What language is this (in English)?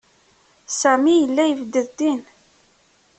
Kabyle